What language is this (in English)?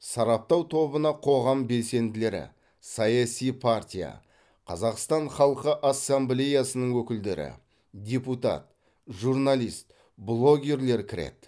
Kazakh